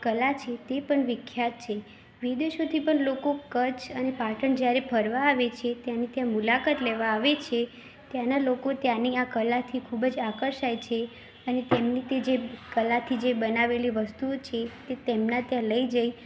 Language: Gujarati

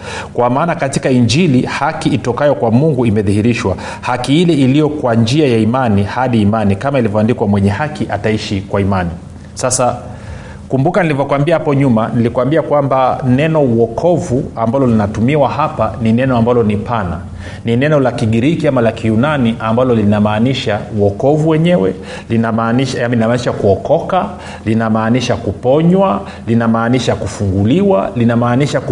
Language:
Swahili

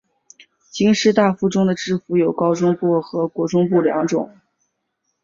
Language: Chinese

